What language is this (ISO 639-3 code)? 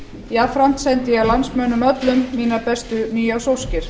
isl